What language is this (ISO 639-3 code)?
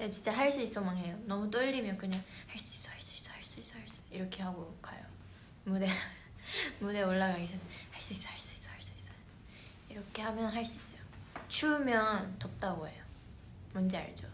kor